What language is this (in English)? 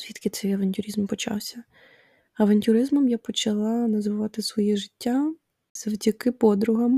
Ukrainian